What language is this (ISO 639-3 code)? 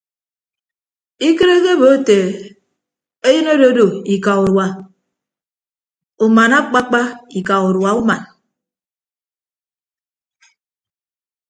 ibb